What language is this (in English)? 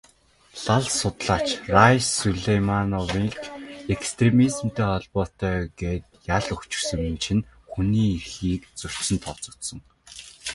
Mongolian